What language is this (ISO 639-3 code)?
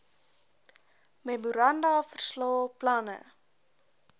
afr